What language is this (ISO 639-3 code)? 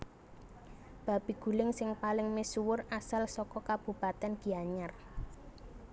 jav